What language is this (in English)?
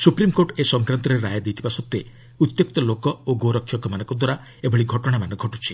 Odia